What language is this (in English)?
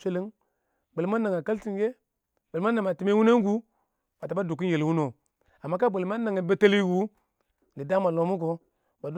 Awak